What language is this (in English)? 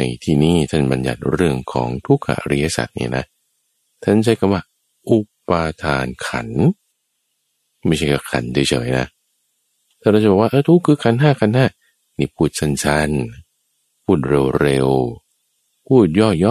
Thai